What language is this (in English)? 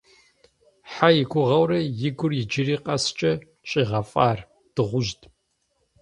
Kabardian